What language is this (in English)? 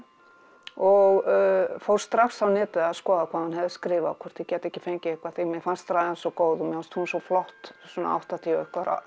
Icelandic